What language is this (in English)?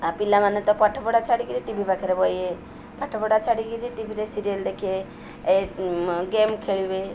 Odia